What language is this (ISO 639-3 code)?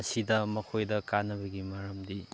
mni